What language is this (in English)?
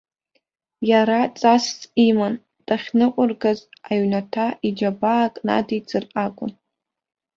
Abkhazian